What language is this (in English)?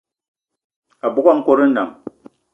Eton (Cameroon)